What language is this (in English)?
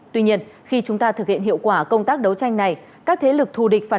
Vietnamese